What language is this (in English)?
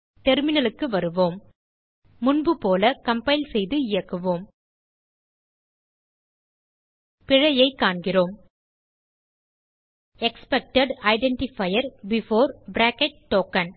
Tamil